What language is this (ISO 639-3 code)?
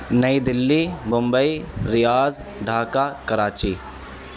urd